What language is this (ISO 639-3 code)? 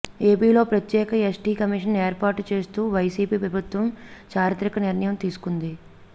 tel